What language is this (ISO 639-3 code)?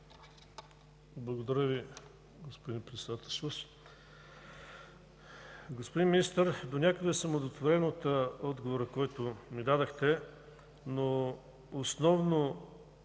bul